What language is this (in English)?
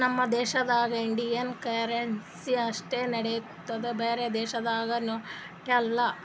Kannada